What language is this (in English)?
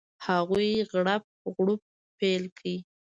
Pashto